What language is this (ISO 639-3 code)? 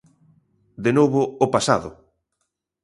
glg